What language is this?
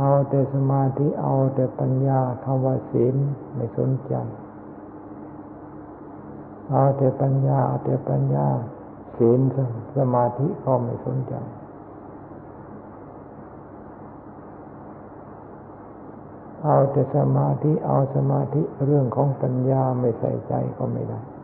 Thai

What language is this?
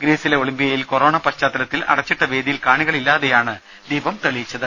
Malayalam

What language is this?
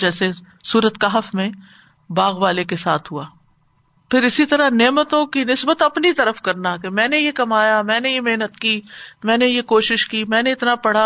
Urdu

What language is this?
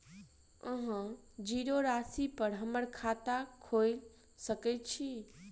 Maithili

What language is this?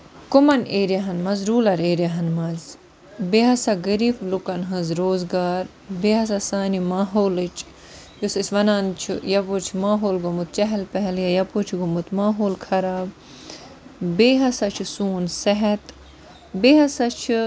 Kashmiri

